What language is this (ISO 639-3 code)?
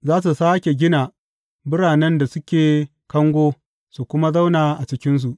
hau